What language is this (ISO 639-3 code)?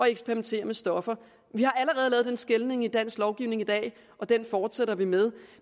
dan